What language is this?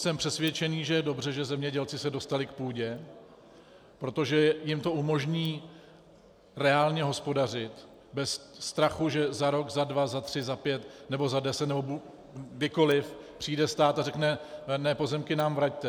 Czech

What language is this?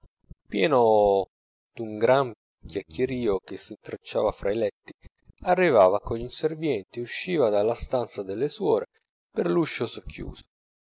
Italian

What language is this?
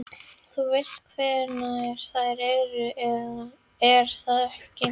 Icelandic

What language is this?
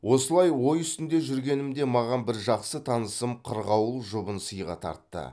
Kazakh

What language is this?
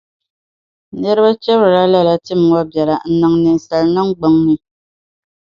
Dagbani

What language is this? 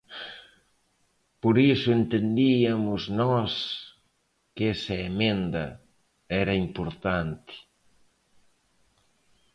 Galician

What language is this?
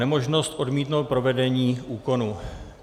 Czech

